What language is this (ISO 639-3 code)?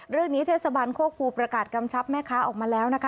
tha